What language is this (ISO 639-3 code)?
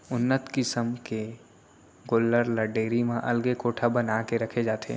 hne